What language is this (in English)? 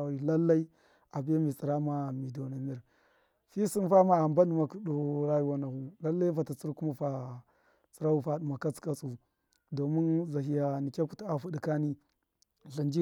Miya